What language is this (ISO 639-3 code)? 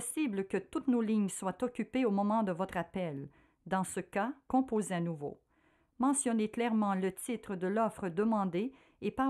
fra